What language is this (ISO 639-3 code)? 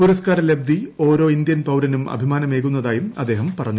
mal